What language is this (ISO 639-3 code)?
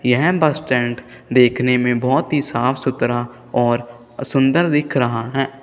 hin